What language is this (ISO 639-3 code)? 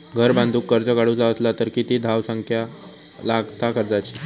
mar